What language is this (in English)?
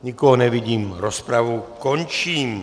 Czech